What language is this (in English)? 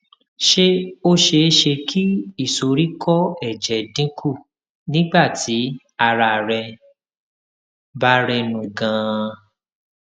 Yoruba